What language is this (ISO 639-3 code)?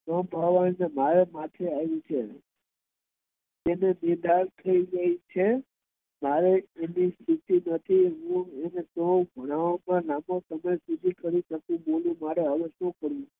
guj